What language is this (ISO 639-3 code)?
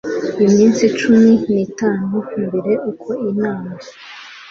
kin